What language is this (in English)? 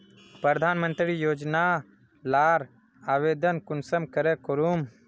Magahi